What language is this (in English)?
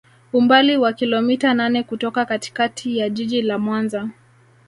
Swahili